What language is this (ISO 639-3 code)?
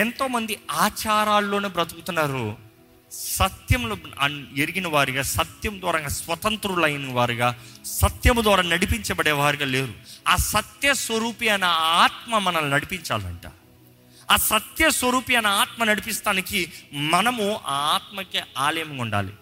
tel